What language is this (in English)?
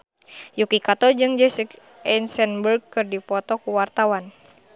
Sundanese